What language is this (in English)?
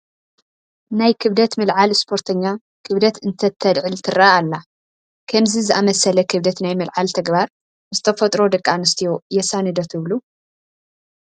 Tigrinya